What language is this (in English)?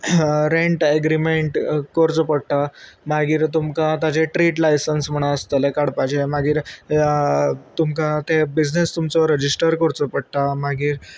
Konkani